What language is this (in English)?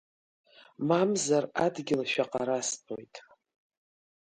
Abkhazian